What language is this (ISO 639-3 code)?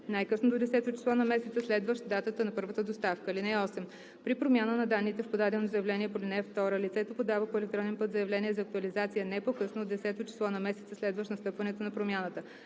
bul